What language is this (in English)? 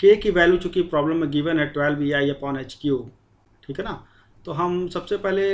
Hindi